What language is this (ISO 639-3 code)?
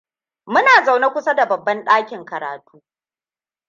hau